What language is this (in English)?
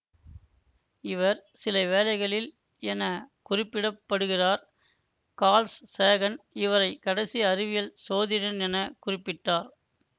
Tamil